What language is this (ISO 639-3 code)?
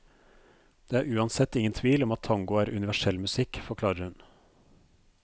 nor